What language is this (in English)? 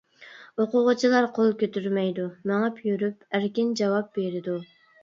Uyghur